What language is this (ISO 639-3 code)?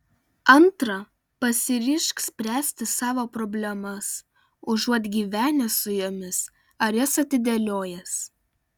lit